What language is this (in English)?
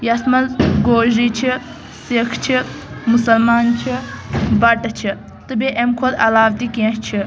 Kashmiri